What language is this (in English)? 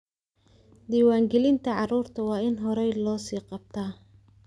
Somali